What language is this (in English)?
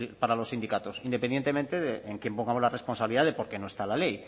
Spanish